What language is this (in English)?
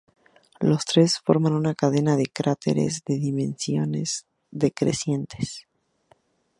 Spanish